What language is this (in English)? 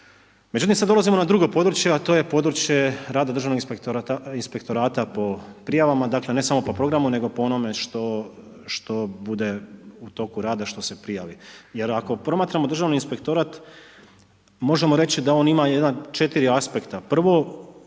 Croatian